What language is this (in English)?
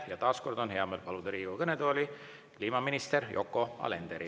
Estonian